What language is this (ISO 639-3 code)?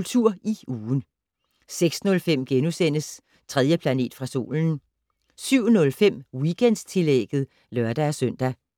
dan